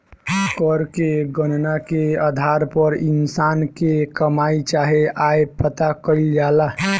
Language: Bhojpuri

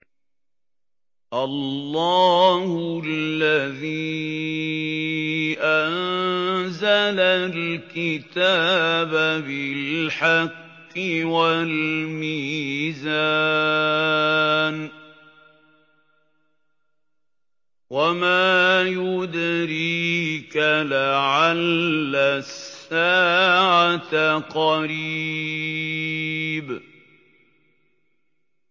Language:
Arabic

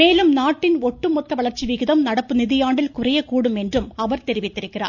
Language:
Tamil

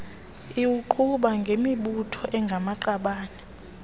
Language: Xhosa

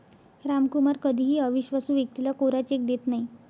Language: Marathi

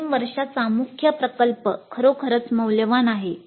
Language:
Marathi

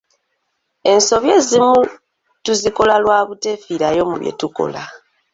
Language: Ganda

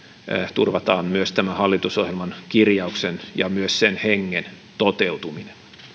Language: Finnish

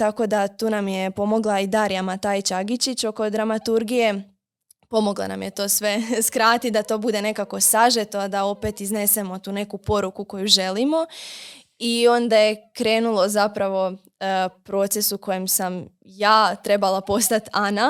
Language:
Croatian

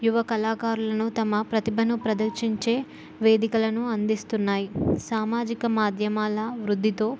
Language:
Telugu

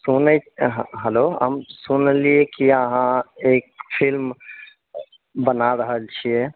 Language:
Maithili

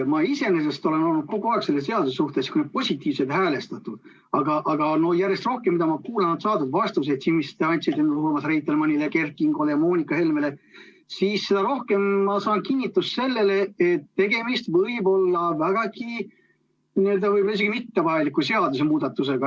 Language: Estonian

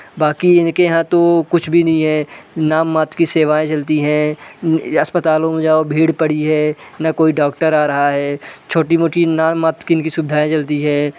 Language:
Hindi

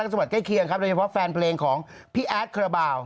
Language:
Thai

